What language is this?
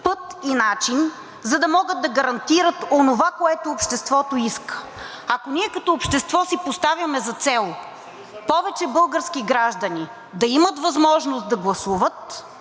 Bulgarian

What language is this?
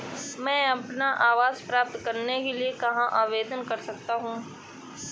Hindi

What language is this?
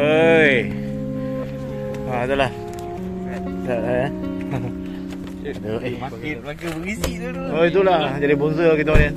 Malay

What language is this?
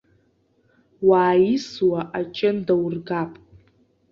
Abkhazian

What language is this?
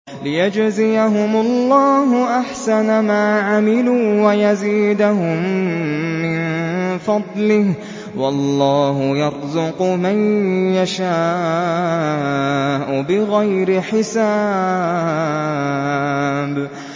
Arabic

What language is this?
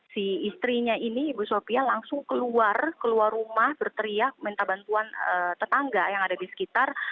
Indonesian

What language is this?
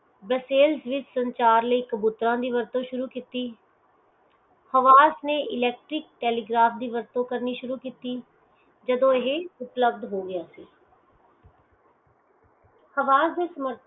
Punjabi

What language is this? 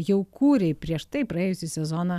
Lithuanian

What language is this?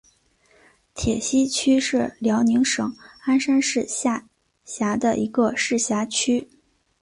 Chinese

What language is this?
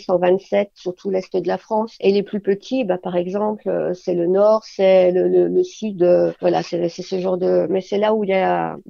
French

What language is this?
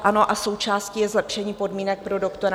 Czech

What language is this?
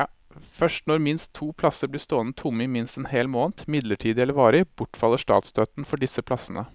Norwegian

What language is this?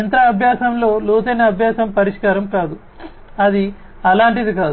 Telugu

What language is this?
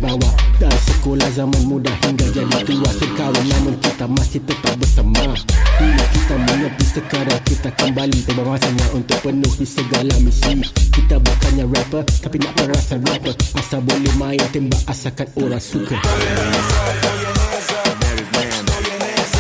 Malay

